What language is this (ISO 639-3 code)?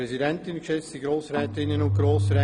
gsw